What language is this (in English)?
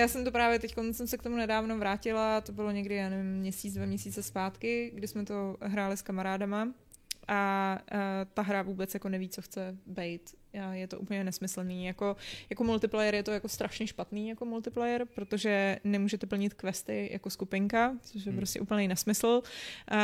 Czech